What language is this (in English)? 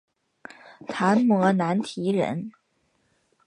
Chinese